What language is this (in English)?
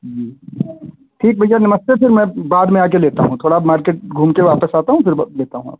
Hindi